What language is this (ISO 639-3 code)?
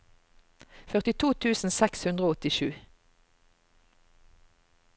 nor